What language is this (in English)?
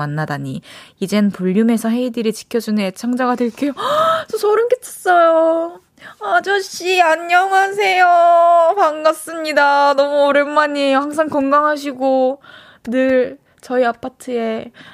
Korean